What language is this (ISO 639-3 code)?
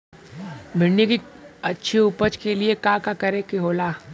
bho